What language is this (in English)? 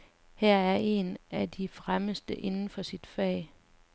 Danish